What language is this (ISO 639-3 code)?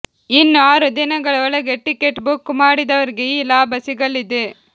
kan